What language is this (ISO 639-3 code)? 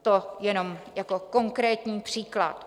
ces